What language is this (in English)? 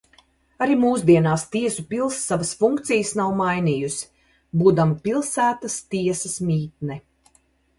Latvian